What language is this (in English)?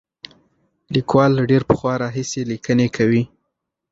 Pashto